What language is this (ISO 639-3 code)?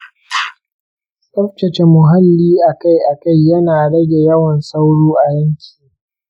hau